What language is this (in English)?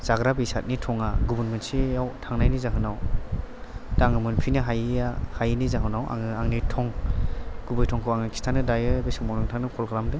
Bodo